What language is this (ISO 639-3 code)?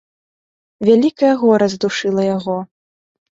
bel